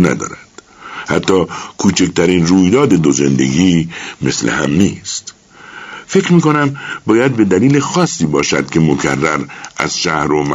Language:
Persian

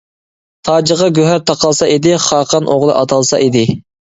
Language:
Uyghur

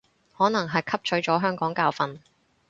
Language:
Cantonese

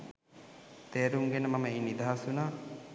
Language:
Sinhala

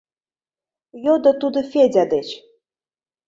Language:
Mari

